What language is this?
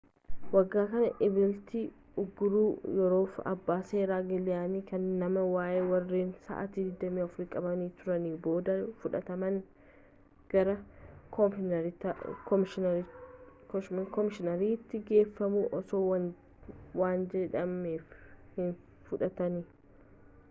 Oromo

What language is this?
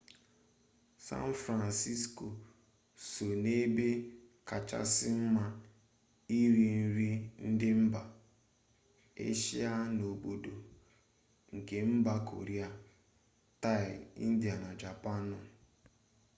Igbo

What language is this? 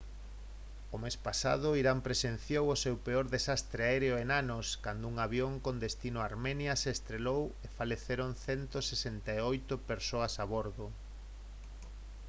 Galician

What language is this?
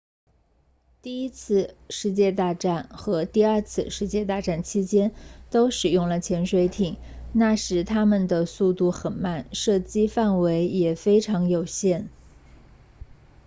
Chinese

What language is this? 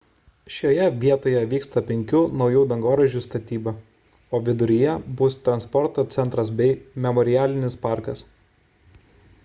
Lithuanian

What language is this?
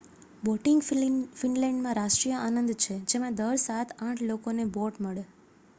Gujarati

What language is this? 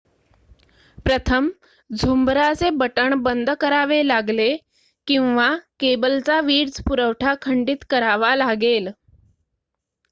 Marathi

